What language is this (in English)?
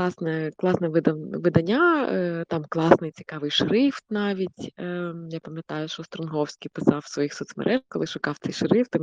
Ukrainian